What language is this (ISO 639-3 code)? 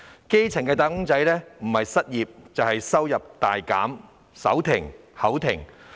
yue